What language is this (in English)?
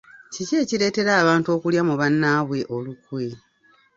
Ganda